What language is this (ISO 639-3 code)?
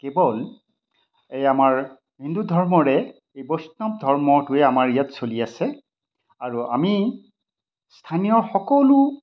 asm